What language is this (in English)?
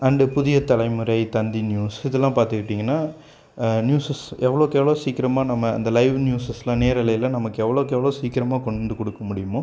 Tamil